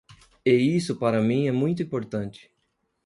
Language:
Portuguese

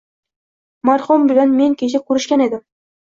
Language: Uzbek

